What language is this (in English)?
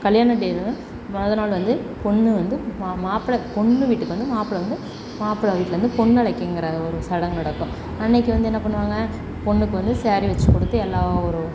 Tamil